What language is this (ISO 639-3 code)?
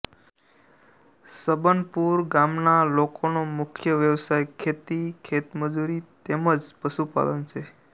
guj